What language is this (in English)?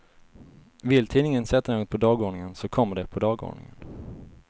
Swedish